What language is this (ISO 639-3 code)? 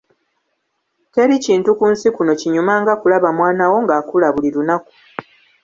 lug